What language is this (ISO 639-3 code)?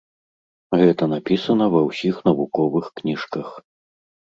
bel